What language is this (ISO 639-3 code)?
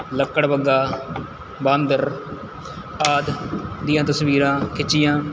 pan